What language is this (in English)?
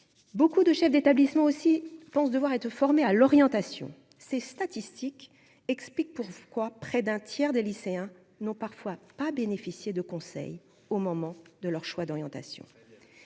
French